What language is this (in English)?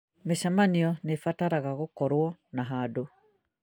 Kikuyu